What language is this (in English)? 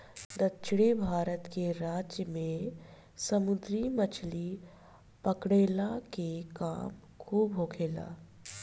Bhojpuri